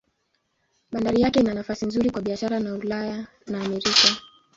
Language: Swahili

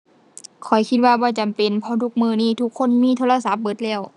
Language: Thai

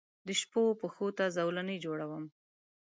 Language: Pashto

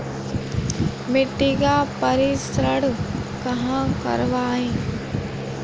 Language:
Hindi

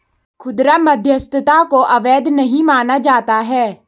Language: Hindi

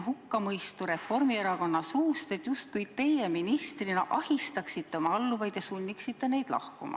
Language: Estonian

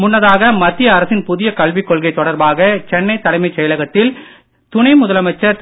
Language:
Tamil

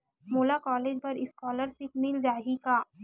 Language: Chhattisgarhi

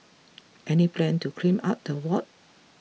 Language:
English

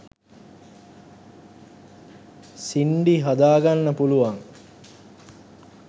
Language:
Sinhala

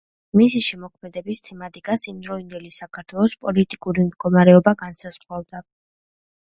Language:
Georgian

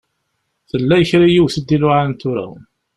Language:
Kabyle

